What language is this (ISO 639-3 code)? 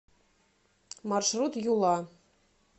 rus